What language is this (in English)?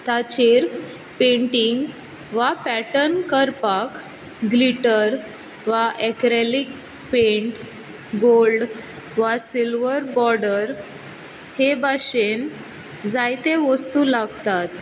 Konkani